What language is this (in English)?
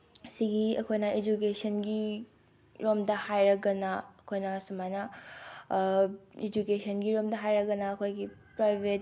Manipuri